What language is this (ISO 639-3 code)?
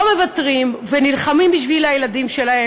heb